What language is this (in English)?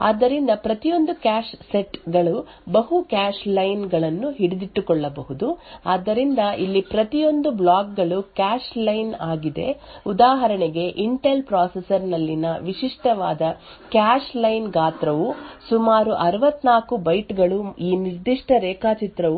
Kannada